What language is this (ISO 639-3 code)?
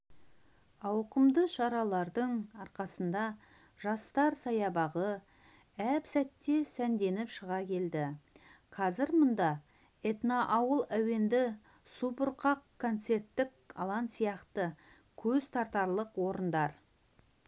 kaz